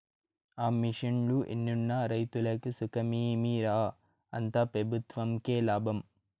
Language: Telugu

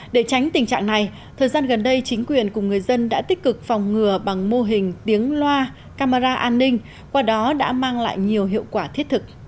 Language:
Vietnamese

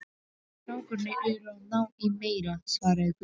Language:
Icelandic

